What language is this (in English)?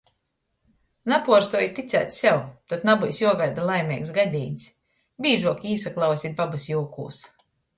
Latgalian